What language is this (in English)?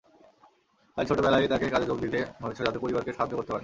Bangla